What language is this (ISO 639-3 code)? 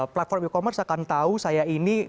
ind